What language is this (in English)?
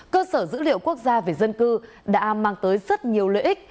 Vietnamese